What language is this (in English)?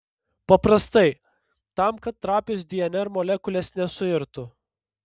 Lithuanian